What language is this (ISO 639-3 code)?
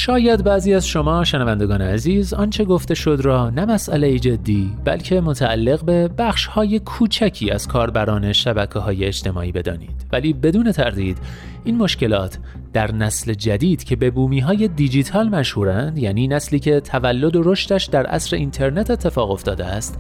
fas